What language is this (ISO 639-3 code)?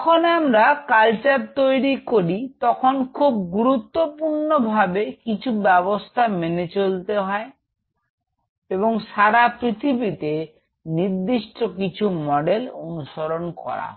ben